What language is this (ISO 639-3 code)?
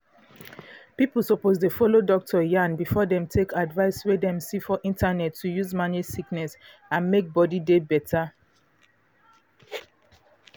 pcm